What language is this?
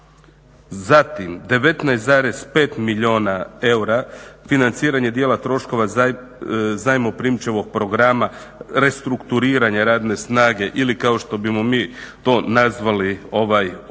Croatian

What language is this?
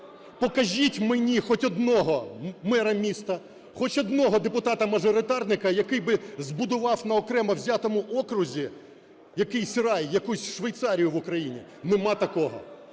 Ukrainian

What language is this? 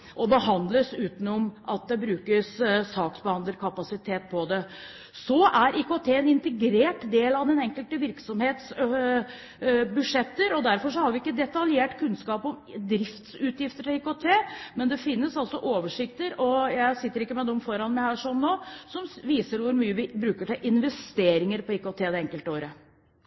Norwegian Bokmål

